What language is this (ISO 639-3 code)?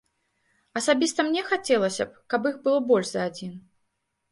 bel